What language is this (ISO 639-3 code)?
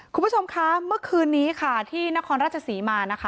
tha